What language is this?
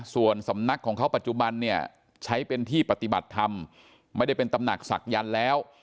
Thai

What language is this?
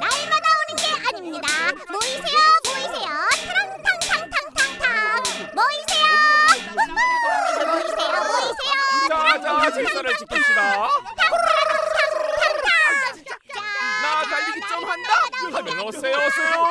Korean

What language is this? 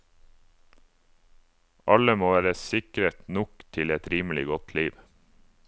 Norwegian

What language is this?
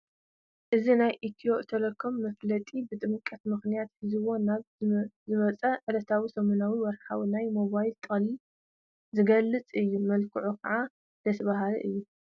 Tigrinya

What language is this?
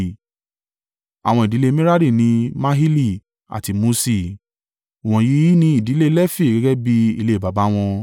Yoruba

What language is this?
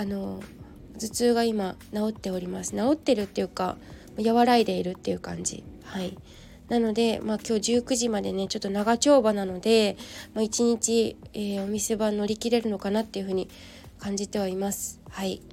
Japanese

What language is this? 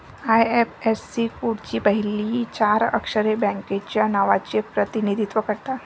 Marathi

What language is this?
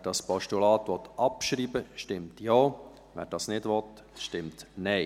Swiss German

